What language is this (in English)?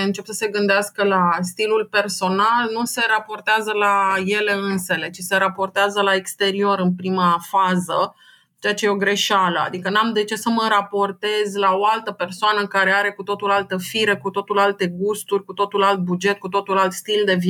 Romanian